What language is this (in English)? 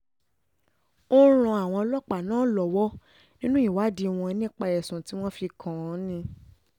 Yoruba